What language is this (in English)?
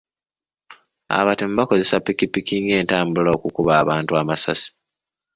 Ganda